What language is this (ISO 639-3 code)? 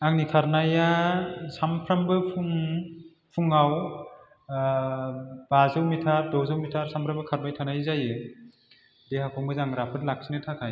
brx